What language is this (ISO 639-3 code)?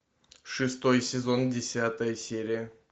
rus